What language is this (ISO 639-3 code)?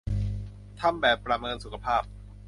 tha